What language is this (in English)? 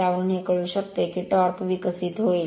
Marathi